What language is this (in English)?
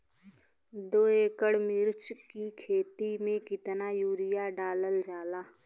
Bhojpuri